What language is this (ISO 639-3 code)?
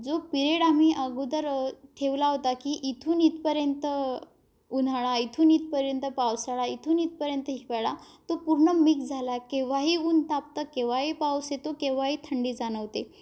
mar